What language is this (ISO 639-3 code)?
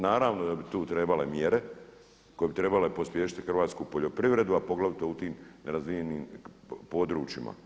hrv